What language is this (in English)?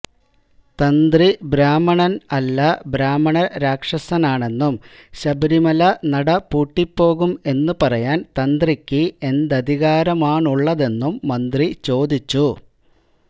Malayalam